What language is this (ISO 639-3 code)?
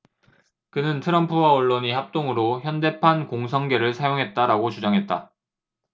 kor